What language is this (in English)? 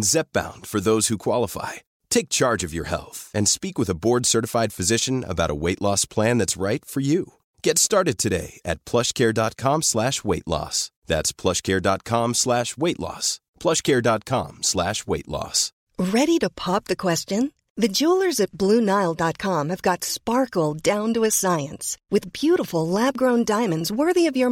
Persian